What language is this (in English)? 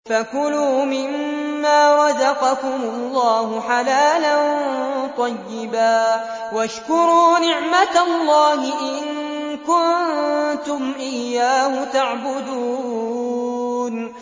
Arabic